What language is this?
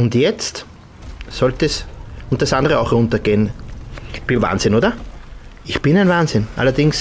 German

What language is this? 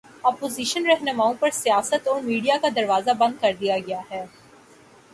Urdu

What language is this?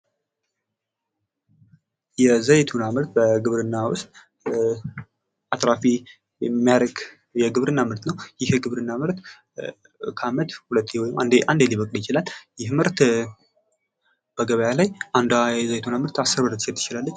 Amharic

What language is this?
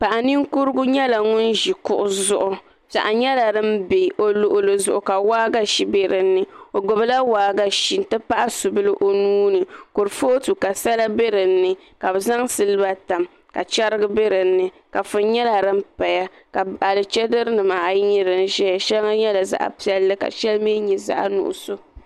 Dagbani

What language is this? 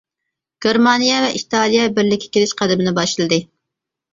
Uyghur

